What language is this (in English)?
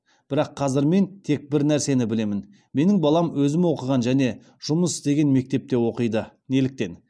Kazakh